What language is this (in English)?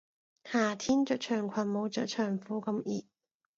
Cantonese